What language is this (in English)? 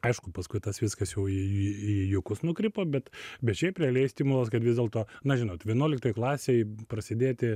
Lithuanian